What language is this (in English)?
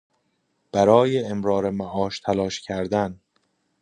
Persian